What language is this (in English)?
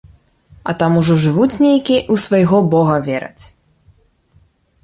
Belarusian